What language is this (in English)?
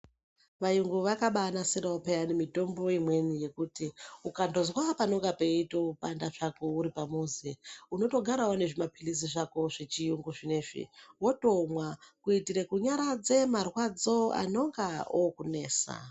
Ndau